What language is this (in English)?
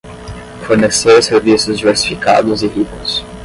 Portuguese